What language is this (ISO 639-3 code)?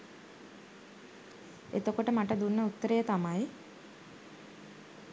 sin